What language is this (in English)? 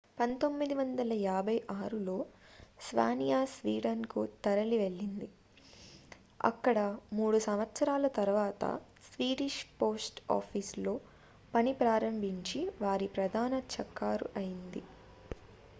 Telugu